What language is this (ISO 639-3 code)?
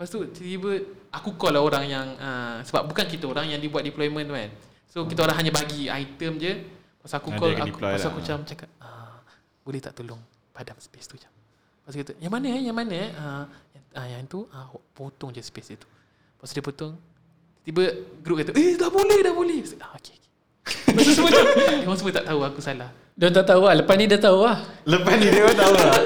msa